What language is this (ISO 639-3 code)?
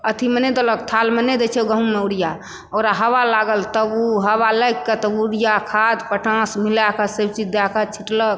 mai